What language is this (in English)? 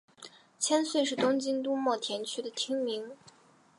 Chinese